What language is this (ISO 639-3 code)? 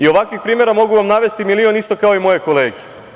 srp